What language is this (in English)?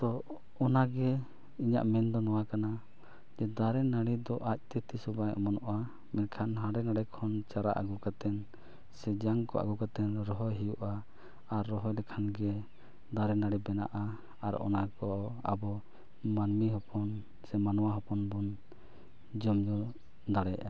Santali